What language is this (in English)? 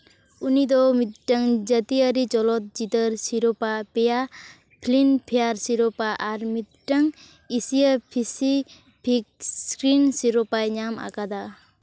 Santali